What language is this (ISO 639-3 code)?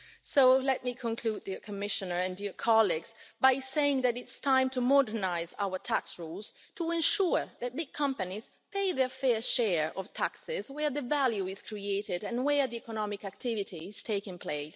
eng